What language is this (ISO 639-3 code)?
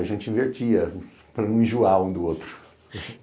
por